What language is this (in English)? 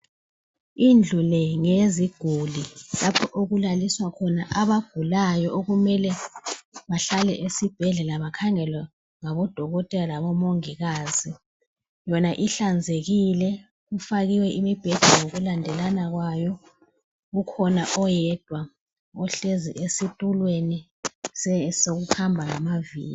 North Ndebele